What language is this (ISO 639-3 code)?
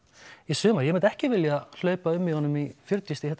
isl